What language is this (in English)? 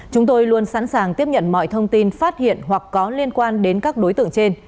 Vietnamese